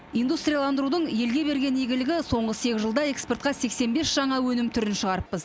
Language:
Kazakh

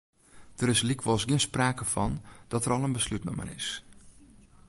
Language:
Western Frisian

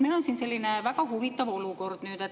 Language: Estonian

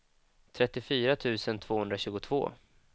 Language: Swedish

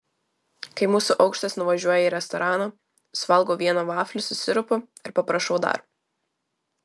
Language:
Lithuanian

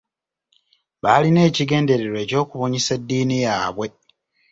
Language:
Ganda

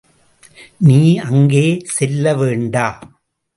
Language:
Tamil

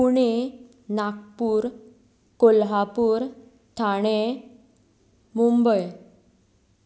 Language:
Konkani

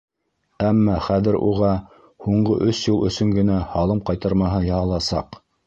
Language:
Bashkir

